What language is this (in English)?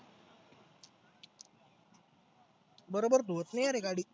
Marathi